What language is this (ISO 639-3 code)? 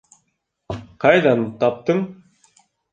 bak